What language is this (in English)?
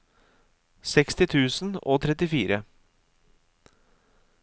Norwegian